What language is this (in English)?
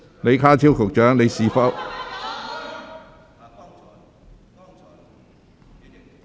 Cantonese